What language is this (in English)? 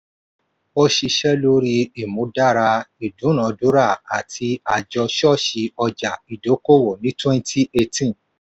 Yoruba